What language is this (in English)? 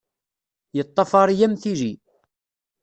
Kabyle